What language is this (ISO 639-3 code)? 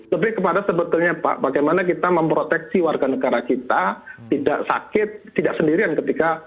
ind